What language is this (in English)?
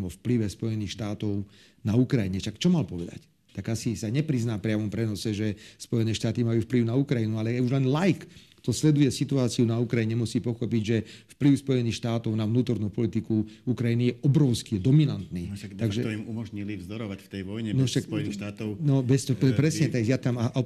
Slovak